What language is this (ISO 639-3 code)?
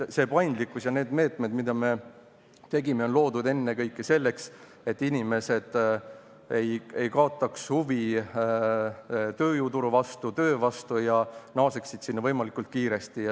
est